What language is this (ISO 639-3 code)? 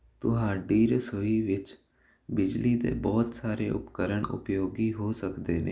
pan